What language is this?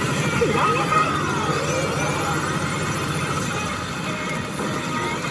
Japanese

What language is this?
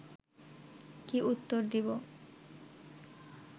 Bangla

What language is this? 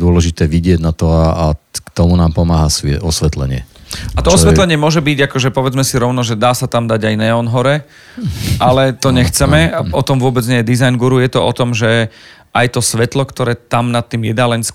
Slovak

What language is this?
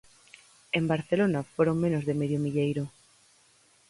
Galician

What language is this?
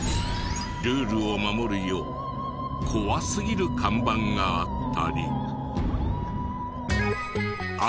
Japanese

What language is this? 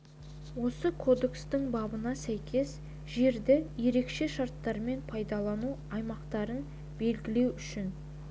Kazakh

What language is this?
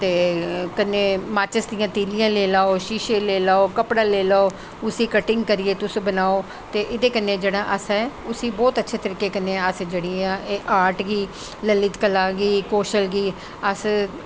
Dogri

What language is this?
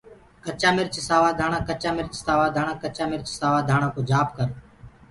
Gurgula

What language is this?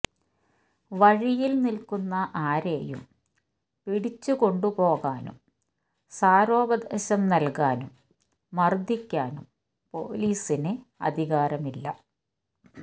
Malayalam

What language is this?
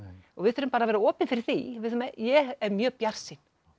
Icelandic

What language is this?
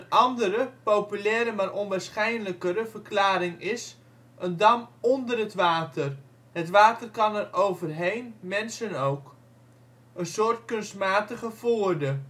Dutch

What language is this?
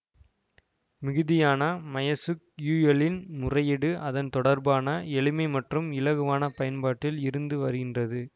Tamil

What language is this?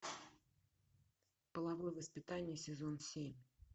Russian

